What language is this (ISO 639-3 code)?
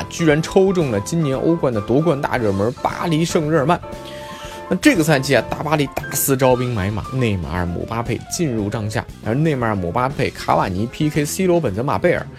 zho